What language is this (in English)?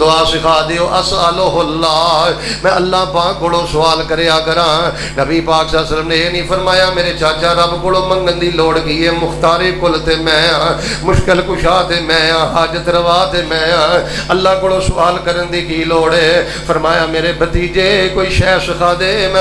Urdu